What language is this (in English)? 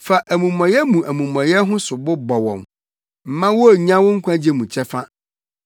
Akan